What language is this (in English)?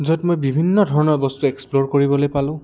Assamese